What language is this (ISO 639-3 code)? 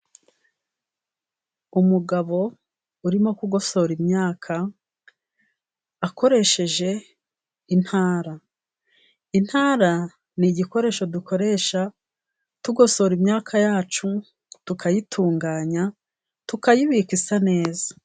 kin